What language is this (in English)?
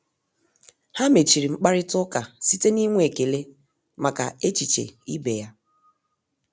Igbo